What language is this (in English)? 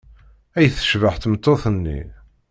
Kabyle